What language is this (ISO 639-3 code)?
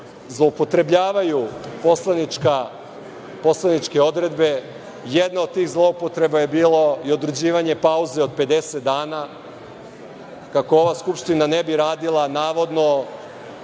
srp